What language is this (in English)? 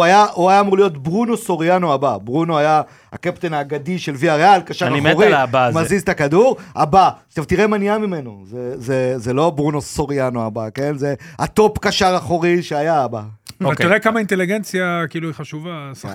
Hebrew